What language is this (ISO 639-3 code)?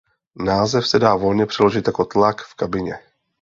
ces